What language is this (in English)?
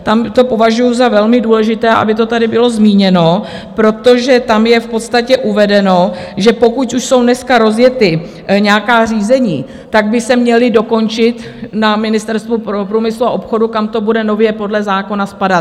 Czech